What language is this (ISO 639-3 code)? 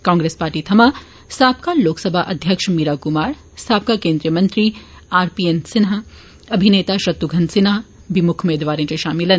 doi